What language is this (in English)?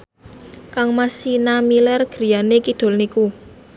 Javanese